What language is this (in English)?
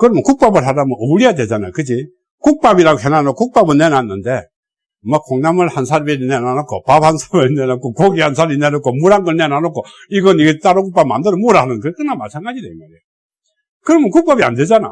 Korean